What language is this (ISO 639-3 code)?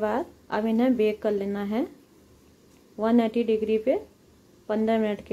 hin